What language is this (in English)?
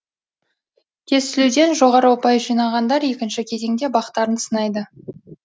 Kazakh